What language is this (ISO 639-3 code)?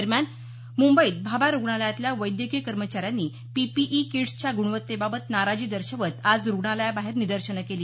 mar